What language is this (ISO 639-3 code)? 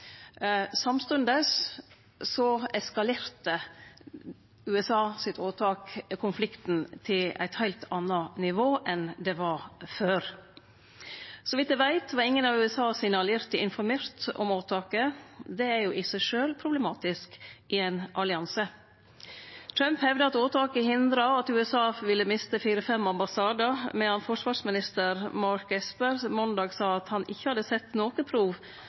nno